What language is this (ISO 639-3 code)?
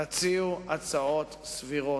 heb